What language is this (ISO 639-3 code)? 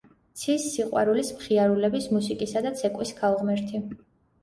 kat